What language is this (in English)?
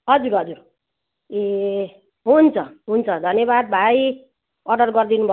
Nepali